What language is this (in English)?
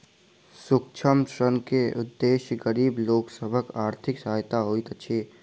Maithili